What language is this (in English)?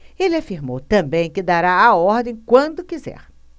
Portuguese